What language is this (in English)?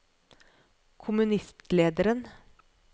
Norwegian